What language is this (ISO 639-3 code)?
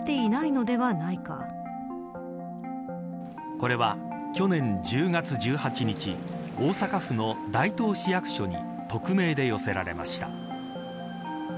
jpn